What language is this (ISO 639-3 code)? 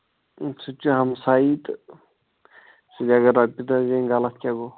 kas